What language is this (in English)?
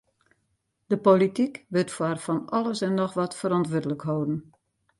Western Frisian